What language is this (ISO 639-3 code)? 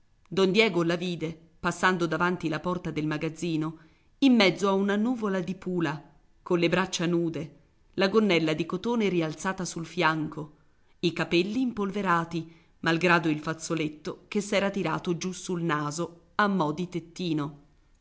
ita